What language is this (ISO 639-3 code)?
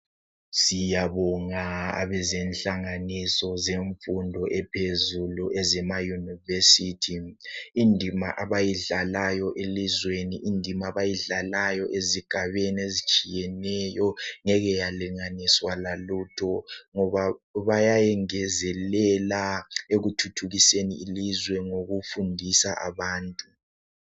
nde